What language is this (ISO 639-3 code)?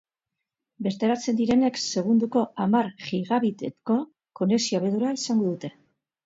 eus